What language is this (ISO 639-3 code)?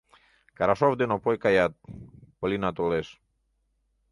chm